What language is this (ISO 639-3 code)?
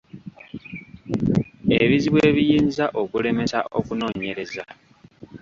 lug